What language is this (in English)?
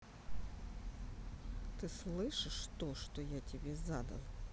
Russian